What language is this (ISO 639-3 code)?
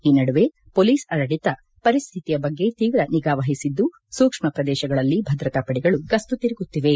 kan